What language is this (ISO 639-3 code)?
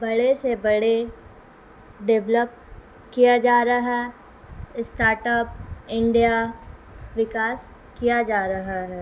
urd